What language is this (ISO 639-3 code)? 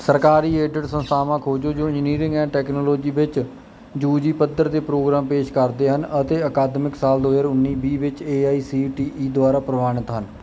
pan